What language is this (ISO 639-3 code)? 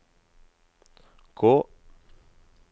nor